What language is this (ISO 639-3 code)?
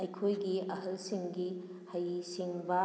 mni